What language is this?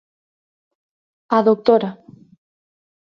Galician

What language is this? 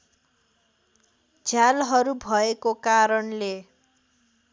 Nepali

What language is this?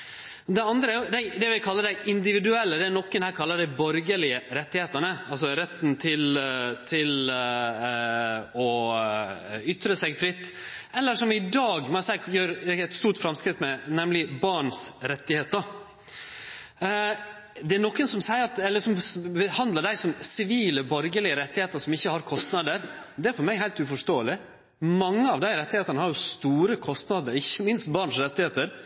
Norwegian Nynorsk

